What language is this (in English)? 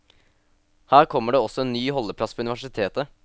Norwegian